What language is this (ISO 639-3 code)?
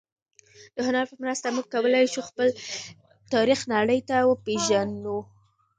pus